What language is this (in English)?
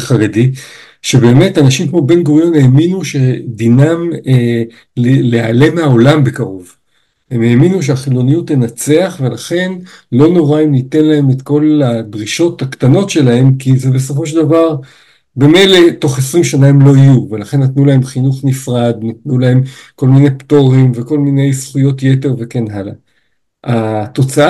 Hebrew